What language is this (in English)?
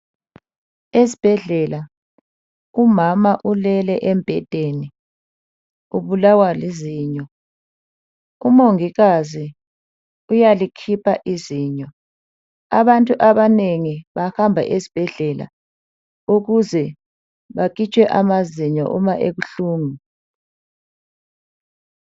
North Ndebele